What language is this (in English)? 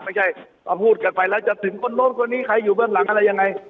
Thai